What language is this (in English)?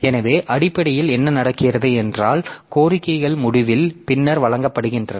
Tamil